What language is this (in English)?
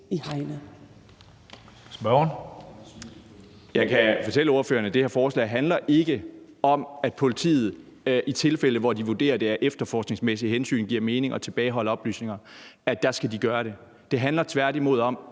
Danish